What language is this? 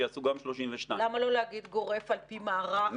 Hebrew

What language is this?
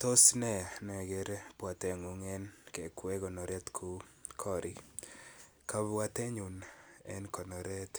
Kalenjin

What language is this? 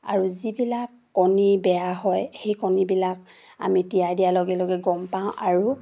Assamese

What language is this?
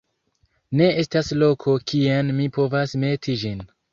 Esperanto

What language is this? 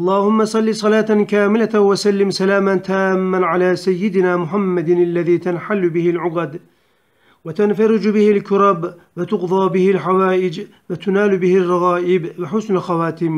Turkish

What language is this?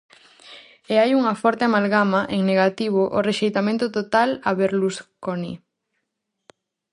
Galician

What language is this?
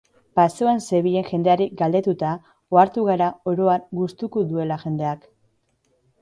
Basque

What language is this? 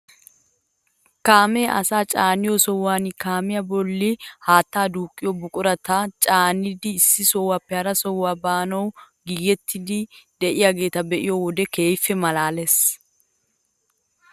Wolaytta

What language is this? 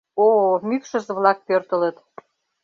Mari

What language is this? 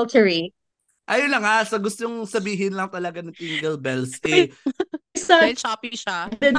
Filipino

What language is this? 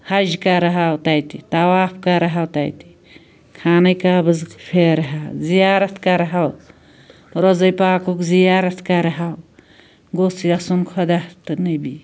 Kashmiri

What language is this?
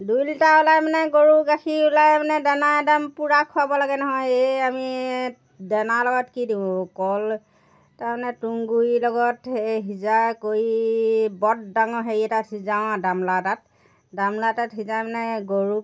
Assamese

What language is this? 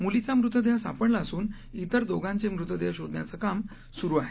Marathi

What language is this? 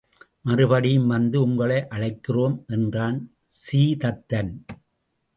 Tamil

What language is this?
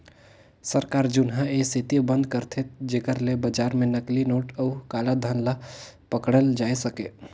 Chhattisgarhi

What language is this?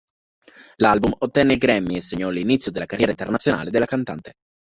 Italian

